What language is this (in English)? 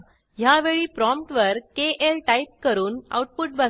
Marathi